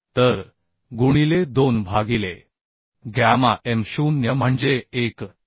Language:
Marathi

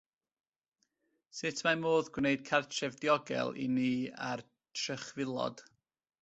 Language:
Welsh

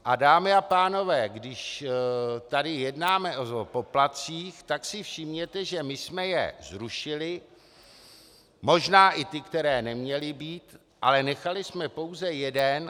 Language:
Czech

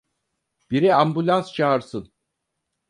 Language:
Turkish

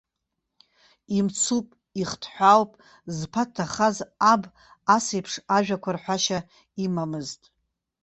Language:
Abkhazian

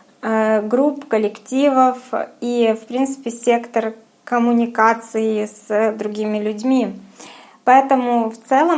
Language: Russian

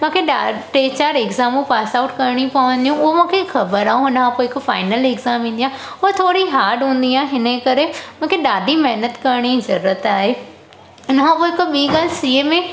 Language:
Sindhi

